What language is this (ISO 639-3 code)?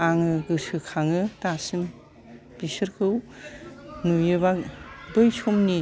brx